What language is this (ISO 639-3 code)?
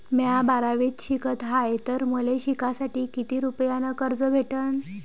mar